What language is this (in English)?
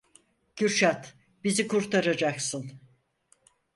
Turkish